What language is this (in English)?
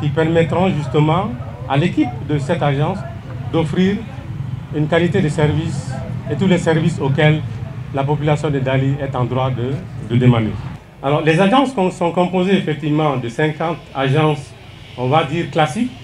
French